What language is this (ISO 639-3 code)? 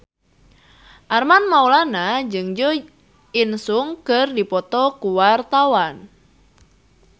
sun